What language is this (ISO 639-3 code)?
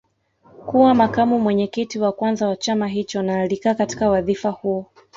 swa